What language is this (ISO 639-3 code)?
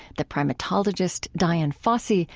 eng